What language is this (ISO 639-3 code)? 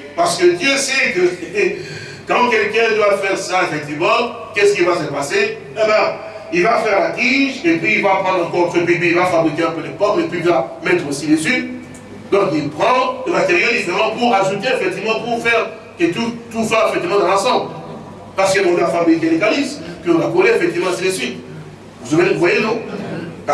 fra